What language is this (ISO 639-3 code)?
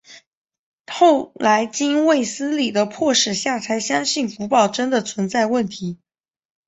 zho